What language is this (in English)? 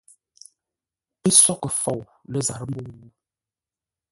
Ngombale